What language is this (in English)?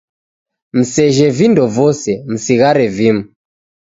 Taita